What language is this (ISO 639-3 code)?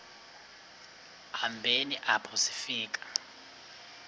xho